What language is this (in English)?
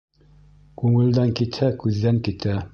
Bashkir